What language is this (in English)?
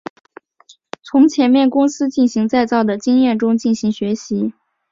Chinese